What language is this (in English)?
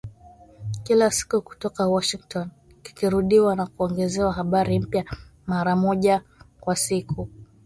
Swahili